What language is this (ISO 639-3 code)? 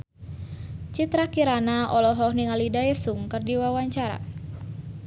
sun